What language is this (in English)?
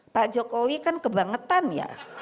Indonesian